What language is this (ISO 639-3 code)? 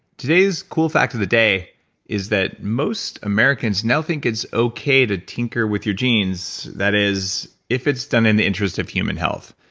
eng